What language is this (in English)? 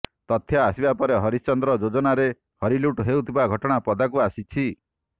Odia